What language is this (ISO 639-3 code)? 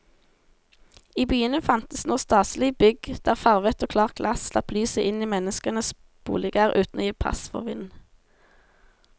nor